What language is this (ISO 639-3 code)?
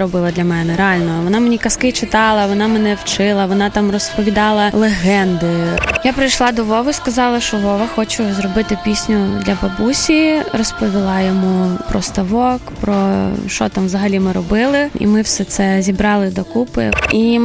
ukr